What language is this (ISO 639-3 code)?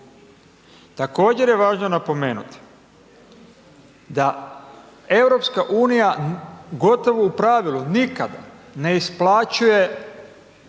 hrv